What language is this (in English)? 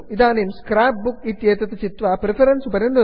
Sanskrit